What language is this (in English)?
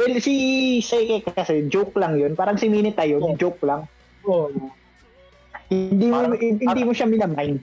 Filipino